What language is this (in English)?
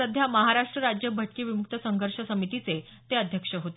Marathi